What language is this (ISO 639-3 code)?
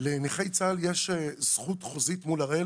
heb